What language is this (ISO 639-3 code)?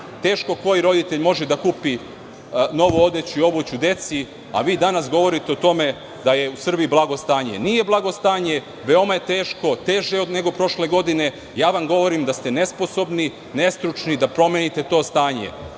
srp